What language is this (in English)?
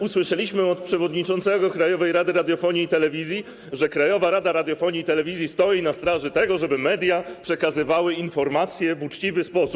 Polish